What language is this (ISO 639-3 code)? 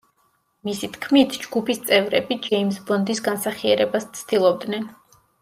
kat